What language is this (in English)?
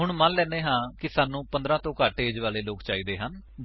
Punjabi